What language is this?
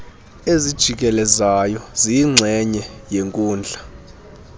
Xhosa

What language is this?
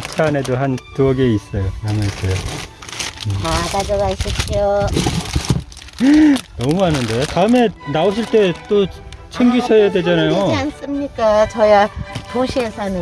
Korean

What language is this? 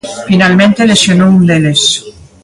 Galician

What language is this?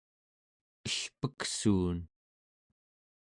Central Yupik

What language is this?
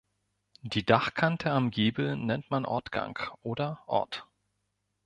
German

